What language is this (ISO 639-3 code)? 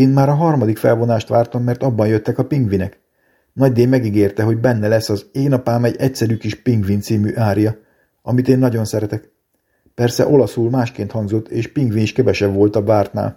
hun